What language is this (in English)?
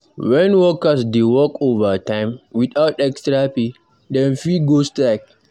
Nigerian Pidgin